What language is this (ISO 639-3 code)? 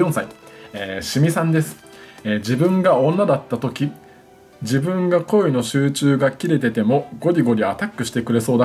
jpn